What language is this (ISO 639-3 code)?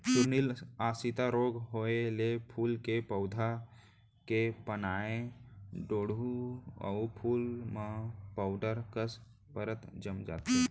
hne